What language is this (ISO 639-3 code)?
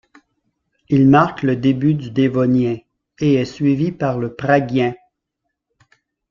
fra